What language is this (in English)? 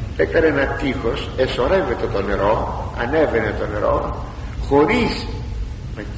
Greek